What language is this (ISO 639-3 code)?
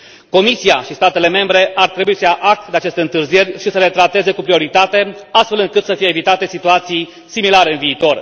ron